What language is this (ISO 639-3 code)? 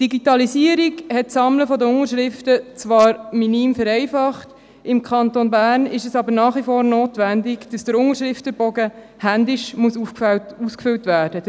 gsw